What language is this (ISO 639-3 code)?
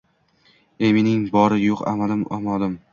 uzb